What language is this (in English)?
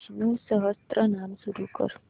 Marathi